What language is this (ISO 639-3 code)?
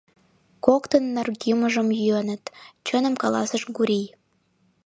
chm